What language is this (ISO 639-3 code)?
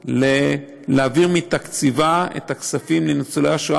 heb